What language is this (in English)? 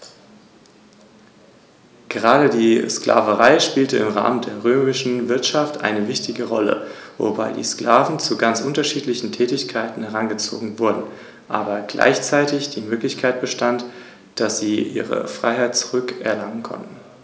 German